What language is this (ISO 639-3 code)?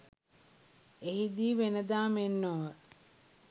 sin